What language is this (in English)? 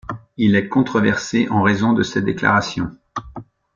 French